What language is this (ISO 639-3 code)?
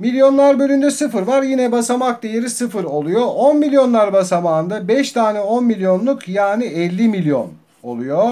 tur